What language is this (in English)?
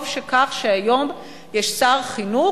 Hebrew